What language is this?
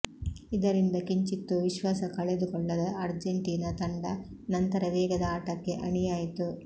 Kannada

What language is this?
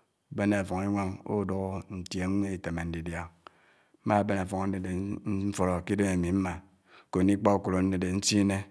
Anaang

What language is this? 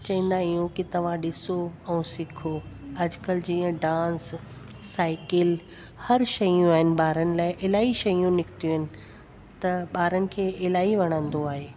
Sindhi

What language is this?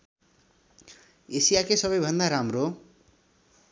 Nepali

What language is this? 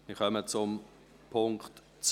Swiss German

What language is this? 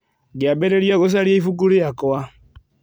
Kikuyu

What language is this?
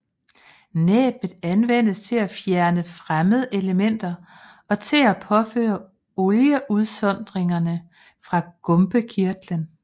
Danish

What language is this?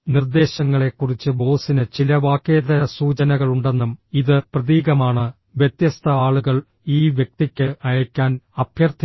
Malayalam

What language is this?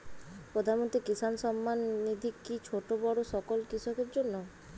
Bangla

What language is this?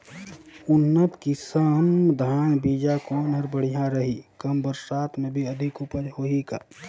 Chhattisgarhi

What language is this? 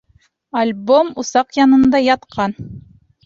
Bashkir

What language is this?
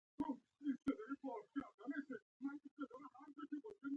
Pashto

